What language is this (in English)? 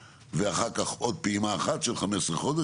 Hebrew